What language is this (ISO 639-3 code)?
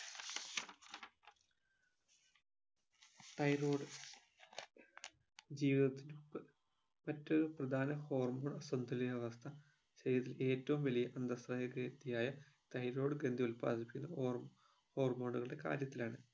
mal